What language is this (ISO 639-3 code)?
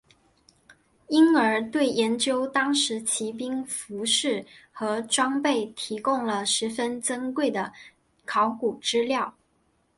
zho